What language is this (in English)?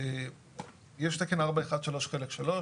Hebrew